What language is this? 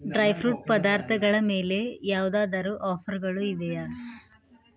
Kannada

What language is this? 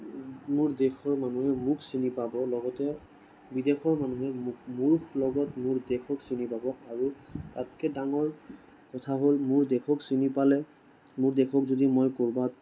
Assamese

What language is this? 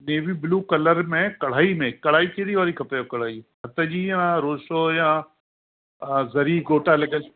Sindhi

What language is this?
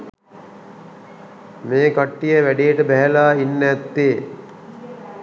Sinhala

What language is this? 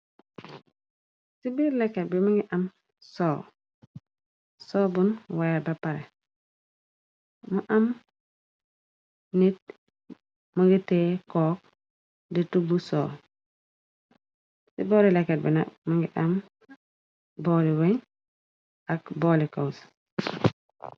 Wolof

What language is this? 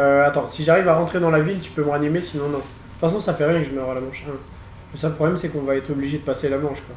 French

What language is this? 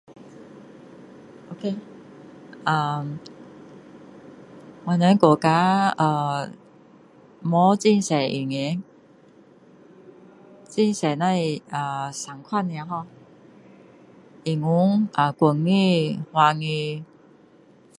Min Dong Chinese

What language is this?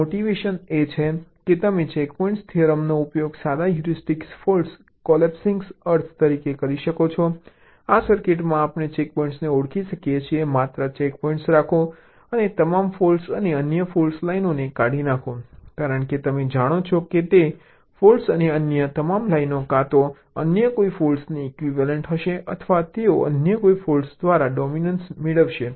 Gujarati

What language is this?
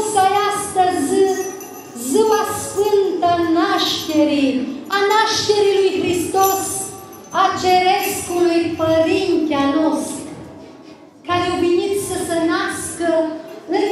Romanian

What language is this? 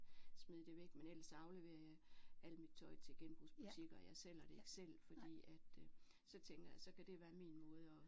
Danish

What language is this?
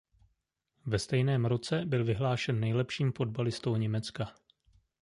Czech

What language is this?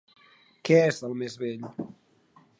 Catalan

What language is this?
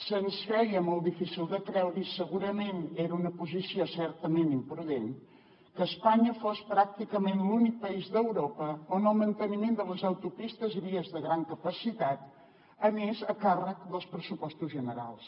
Catalan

